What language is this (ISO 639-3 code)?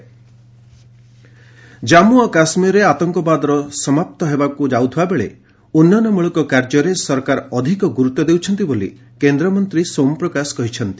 ori